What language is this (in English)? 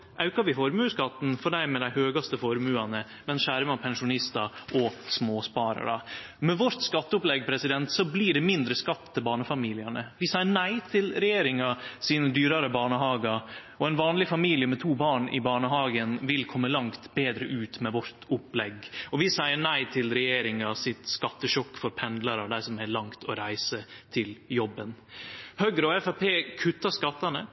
Norwegian Nynorsk